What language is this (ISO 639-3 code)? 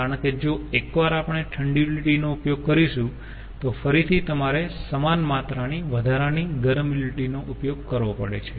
guj